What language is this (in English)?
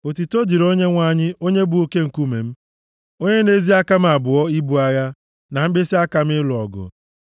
Igbo